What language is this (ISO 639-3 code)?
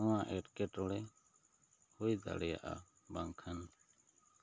sat